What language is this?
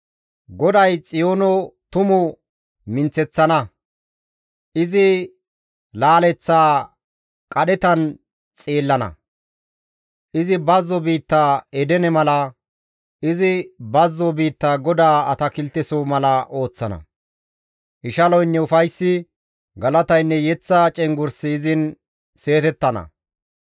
Gamo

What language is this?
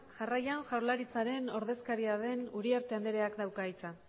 Basque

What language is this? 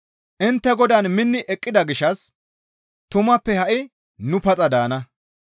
Gamo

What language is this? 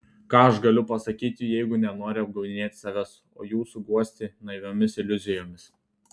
Lithuanian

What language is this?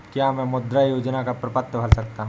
Hindi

